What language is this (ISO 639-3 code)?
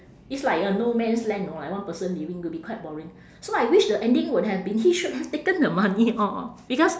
eng